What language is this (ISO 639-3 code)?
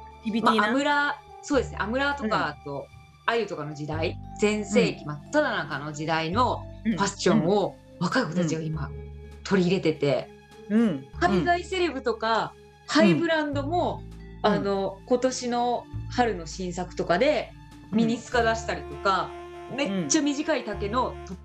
jpn